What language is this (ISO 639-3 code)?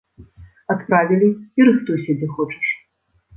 bel